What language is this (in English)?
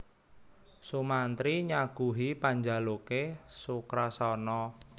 Javanese